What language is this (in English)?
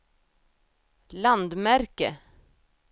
Swedish